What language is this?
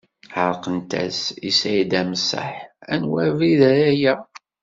Kabyle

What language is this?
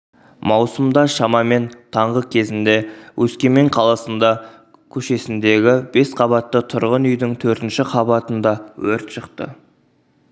Kazakh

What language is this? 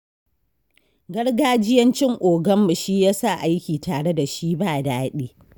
Hausa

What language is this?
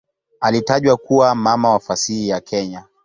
Swahili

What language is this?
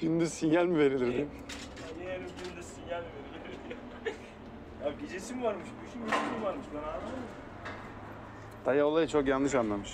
Turkish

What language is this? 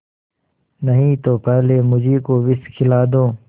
Hindi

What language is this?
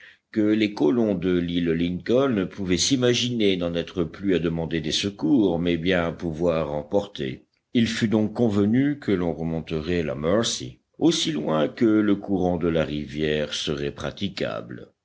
French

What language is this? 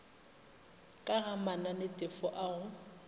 Northern Sotho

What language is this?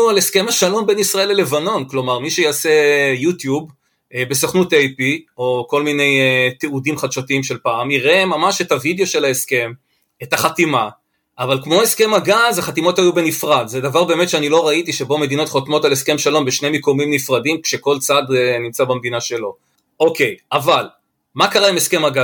Hebrew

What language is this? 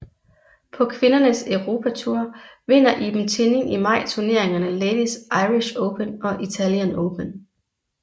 Danish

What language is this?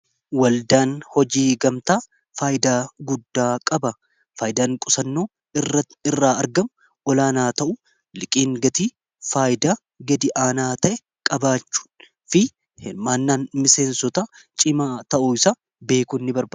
Oromo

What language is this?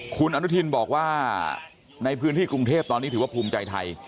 Thai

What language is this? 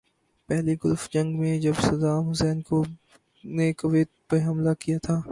Urdu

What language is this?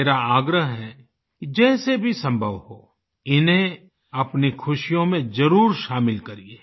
Hindi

